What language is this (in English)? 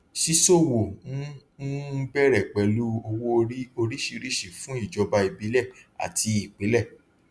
Yoruba